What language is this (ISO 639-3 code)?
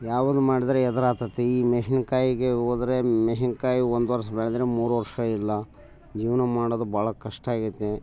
kan